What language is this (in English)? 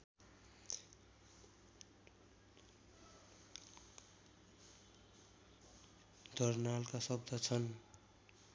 Nepali